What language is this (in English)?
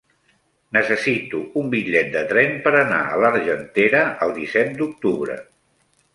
Catalan